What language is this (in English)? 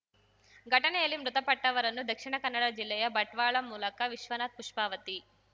Kannada